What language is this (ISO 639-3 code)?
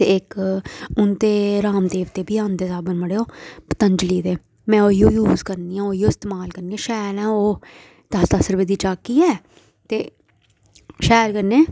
doi